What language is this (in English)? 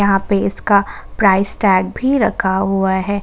Hindi